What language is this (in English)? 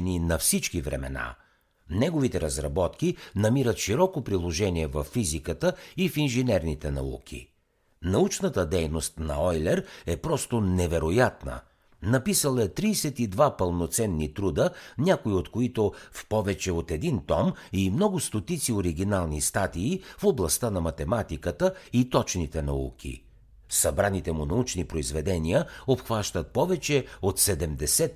Bulgarian